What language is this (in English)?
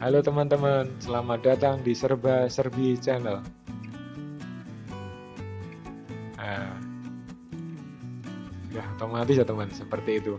Indonesian